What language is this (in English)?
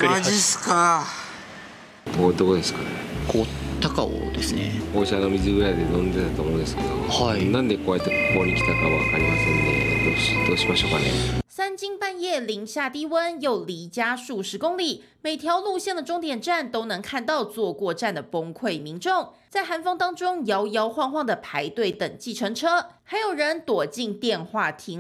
Chinese